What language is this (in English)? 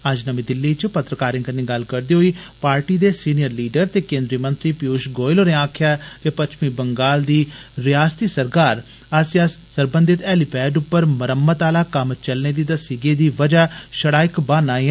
Dogri